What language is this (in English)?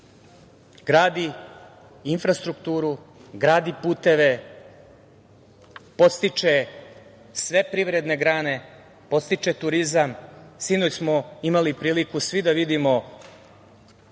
Serbian